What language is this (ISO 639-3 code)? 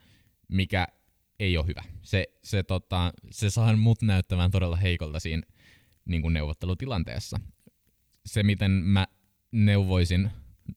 fin